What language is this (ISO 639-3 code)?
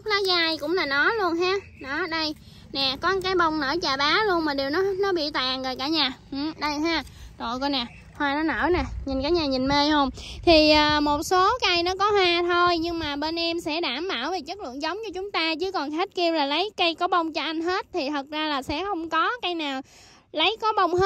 vie